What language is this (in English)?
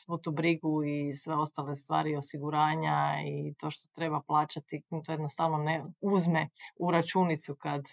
Croatian